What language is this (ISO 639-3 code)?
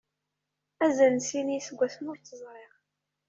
kab